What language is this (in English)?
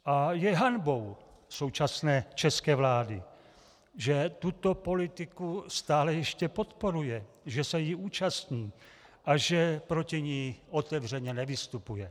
Czech